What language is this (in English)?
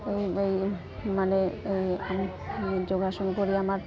Assamese